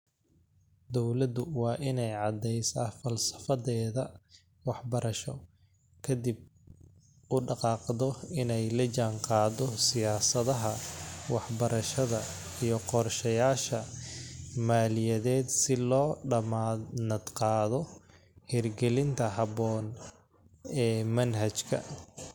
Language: Somali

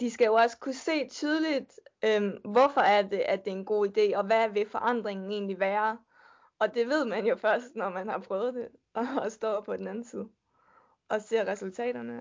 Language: Danish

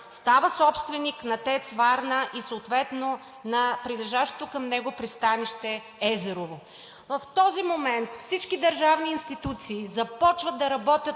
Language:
Bulgarian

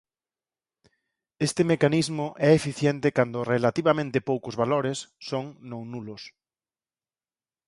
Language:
Galician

